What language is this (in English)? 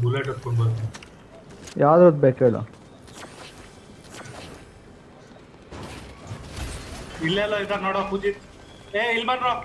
Kannada